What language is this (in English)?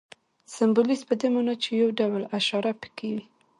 Pashto